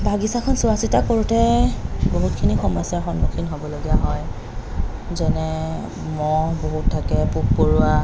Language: Assamese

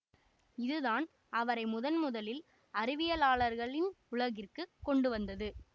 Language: Tamil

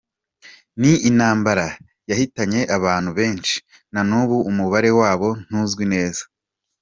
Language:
Kinyarwanda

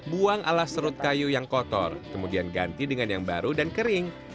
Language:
Indonesian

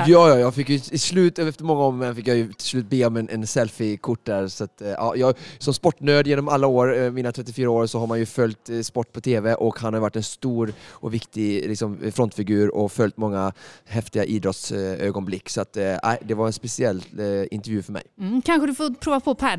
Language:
Swedish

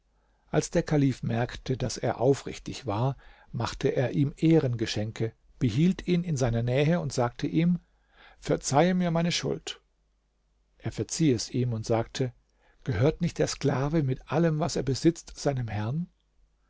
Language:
German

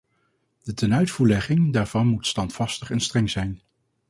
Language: Dutch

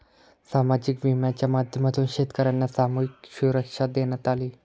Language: Marathi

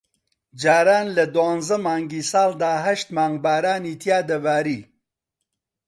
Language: Central Kurdish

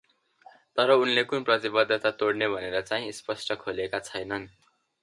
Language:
Nepali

